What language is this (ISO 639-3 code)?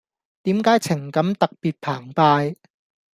yue